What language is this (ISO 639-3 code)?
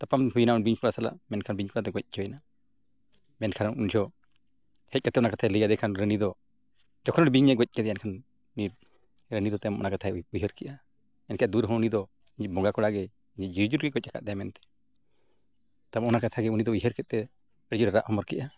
sat